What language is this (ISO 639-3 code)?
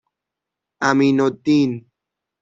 fas